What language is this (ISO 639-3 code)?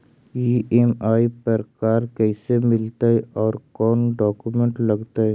mag